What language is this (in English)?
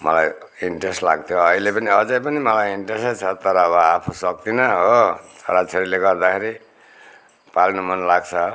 Nepali